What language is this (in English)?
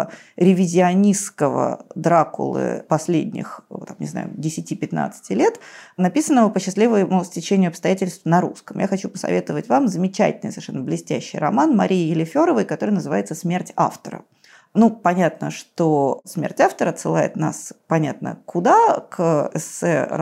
Russian